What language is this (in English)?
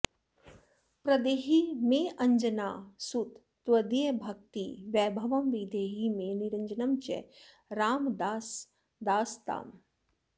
Sanskrit